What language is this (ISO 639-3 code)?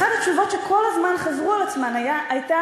heb